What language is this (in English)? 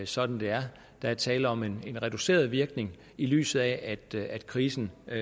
Danish